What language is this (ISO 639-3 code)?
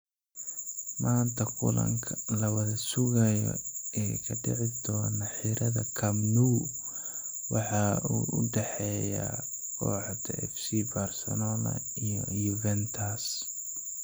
som